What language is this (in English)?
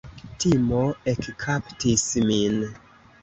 Esperanto